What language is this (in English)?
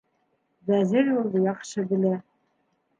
Bashkir